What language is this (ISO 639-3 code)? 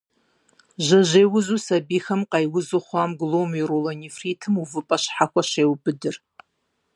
kbd